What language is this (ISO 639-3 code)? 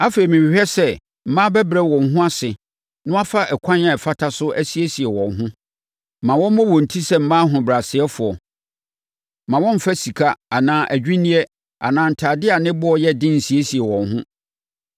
aka